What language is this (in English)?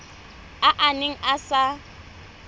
Tswana